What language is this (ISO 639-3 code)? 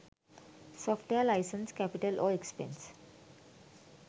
sin